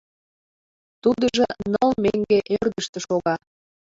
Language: Mari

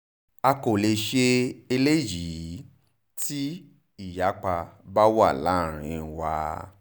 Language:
Yoruba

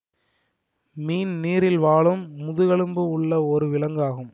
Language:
Tamil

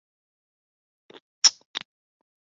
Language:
Chinese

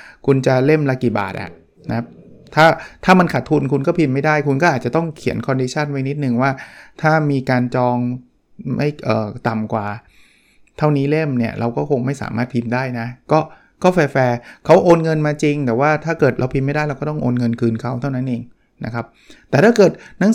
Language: Thai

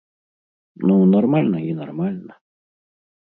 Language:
Belarusian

